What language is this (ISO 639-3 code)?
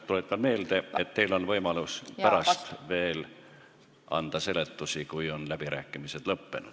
est